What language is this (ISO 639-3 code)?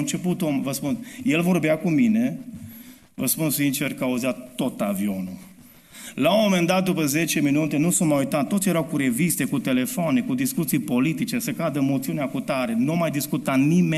ron